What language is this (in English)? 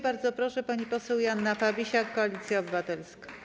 Polish